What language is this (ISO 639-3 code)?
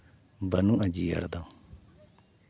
sat